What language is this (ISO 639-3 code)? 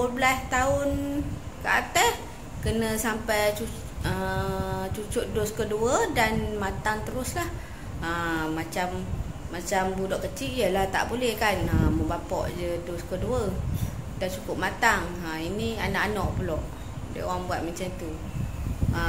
msa